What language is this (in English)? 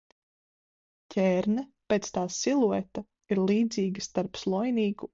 Latvian